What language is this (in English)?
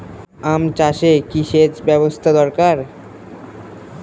Bangla